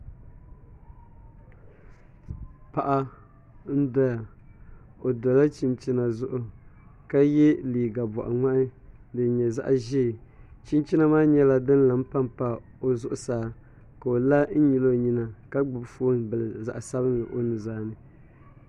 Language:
Dagbani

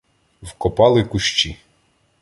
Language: Ukrainian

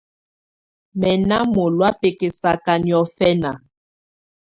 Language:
Tunen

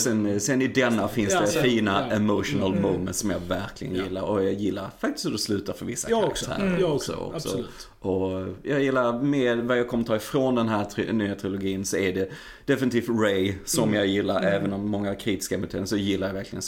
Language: Swedish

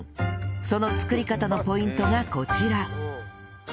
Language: Japanese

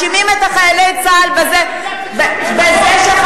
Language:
Hebrew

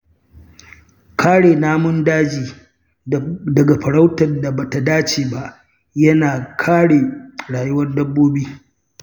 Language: Hausa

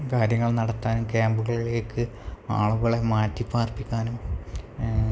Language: Malayalam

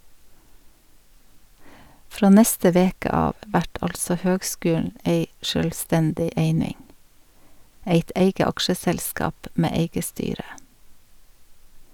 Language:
Norwegian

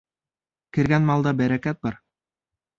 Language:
Bashkir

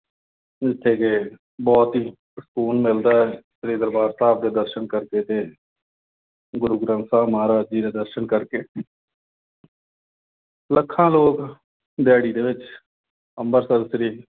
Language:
Punjabi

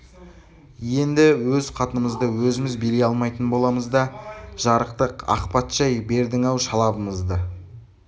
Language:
Kazakh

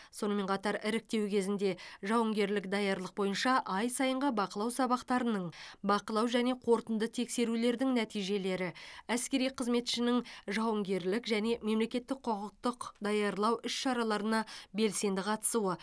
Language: Kazakh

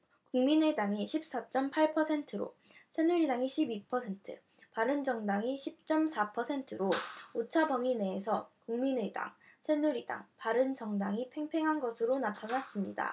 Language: Korean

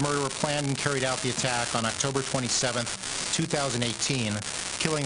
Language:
Hebrew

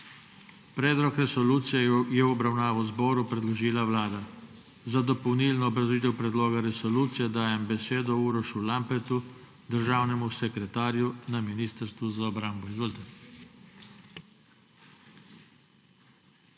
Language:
Slovenian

